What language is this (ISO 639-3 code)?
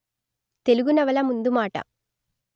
tel